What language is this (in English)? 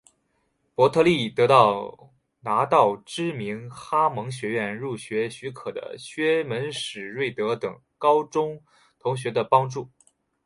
Chinese